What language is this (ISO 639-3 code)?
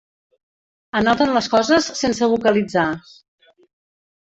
cat